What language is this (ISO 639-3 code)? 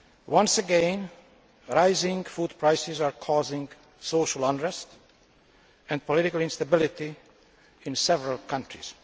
eng